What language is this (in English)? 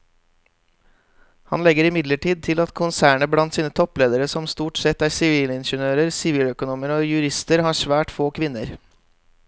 Norwegian